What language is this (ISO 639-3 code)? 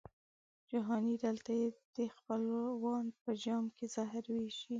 pus